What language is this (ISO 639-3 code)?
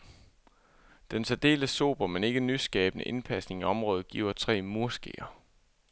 dan